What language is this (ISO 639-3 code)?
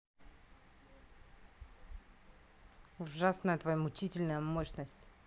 rus